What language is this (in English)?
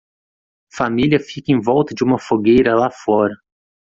Portuguese